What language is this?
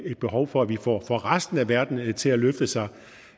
Danish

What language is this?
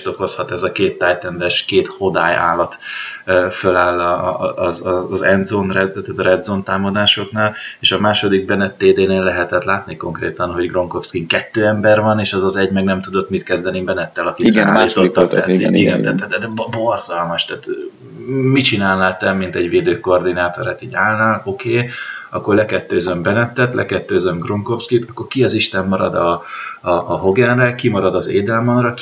Hungarian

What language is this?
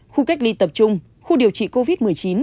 Vietnamese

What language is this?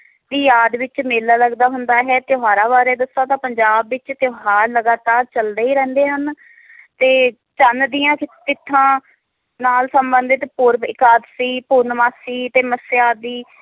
Punjabi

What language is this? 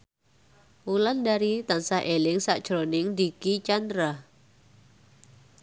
Javanese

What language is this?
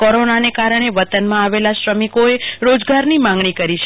Gujarati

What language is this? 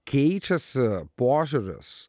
Lithuanian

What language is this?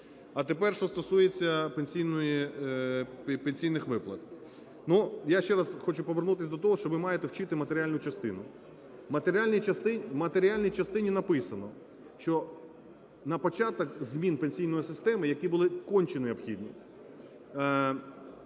Ukrainian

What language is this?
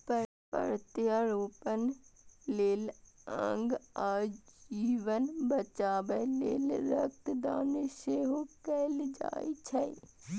Maithili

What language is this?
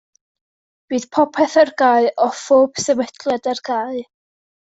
Welsh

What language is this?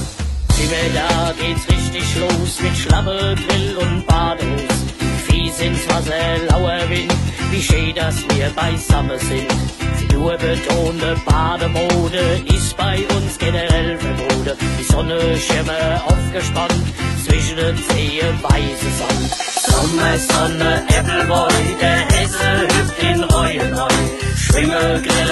Turkish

